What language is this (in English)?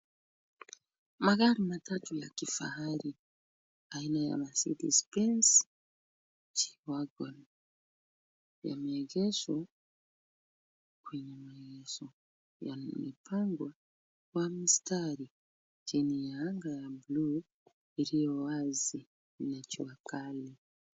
Swahili